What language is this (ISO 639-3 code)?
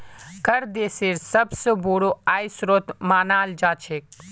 mag